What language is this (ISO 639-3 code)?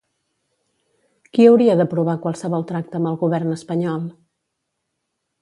cat